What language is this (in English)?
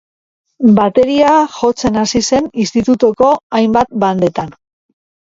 Basque